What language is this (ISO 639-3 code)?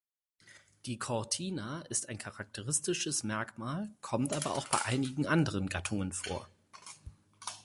deu